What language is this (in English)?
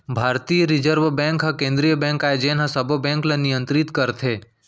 Chhattisgarhi